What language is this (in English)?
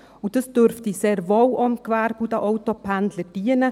Swiss German